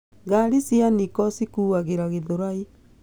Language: Kikuyu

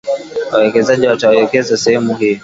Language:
Swahili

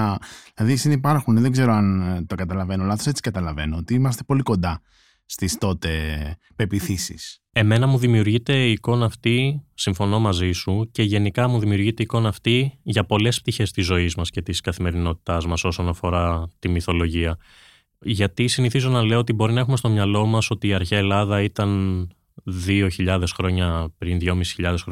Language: Greek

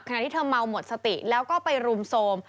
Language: Thai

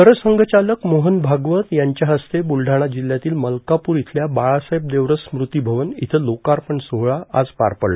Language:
Marathi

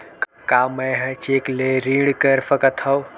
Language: Chhattisgarhi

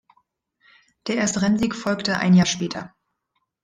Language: German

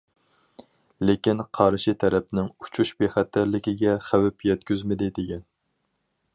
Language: Uyghur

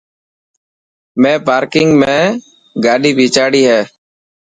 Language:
Dhatki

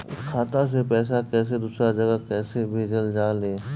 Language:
Bhojpuri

